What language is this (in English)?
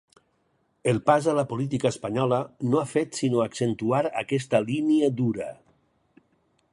Catalan